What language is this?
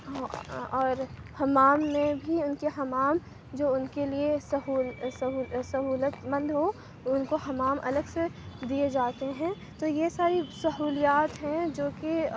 Urdu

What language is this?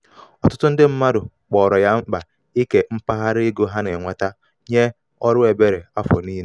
Igbo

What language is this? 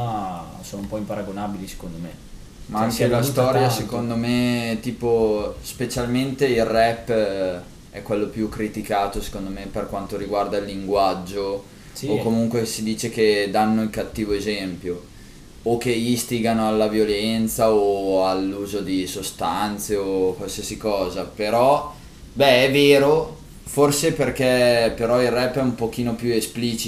Italian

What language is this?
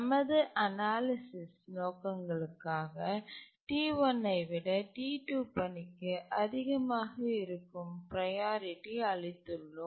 Tamil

